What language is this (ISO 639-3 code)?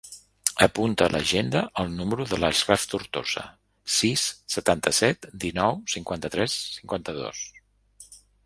cat